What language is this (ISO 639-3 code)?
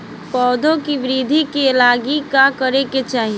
bho